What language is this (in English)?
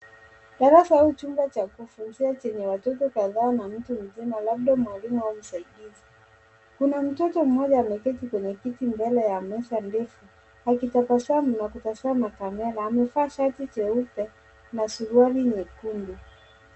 Swahili